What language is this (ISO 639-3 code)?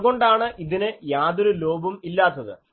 mal